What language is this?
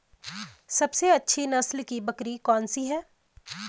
Hindi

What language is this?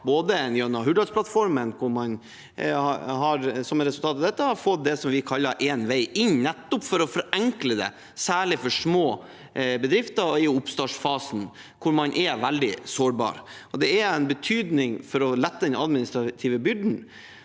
Norwegian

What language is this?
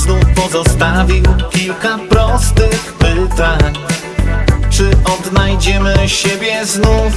Polish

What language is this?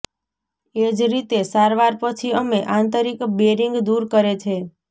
Gujarati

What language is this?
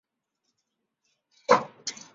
Chinese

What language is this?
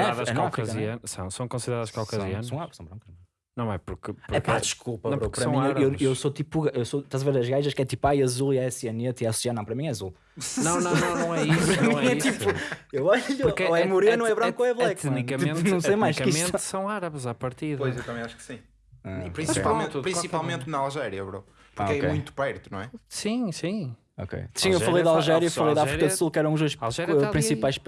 Portuguese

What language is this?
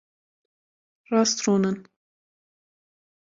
Kurdish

